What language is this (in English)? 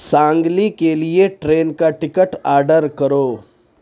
Urdu